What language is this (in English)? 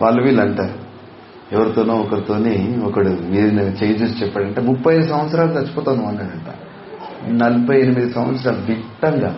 Telugu